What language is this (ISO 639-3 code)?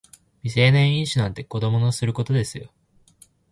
jpn